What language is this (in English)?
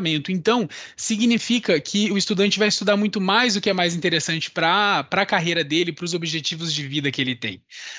Portuguese